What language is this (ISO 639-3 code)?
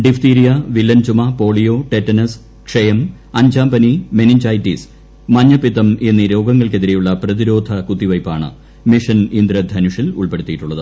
mal